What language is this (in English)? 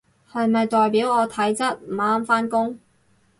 Cantonese